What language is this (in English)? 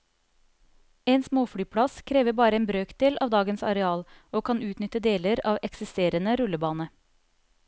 Norwegian